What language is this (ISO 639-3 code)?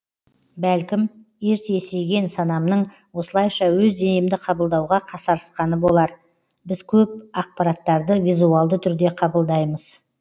kaz